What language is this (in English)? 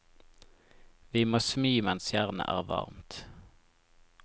Norwegian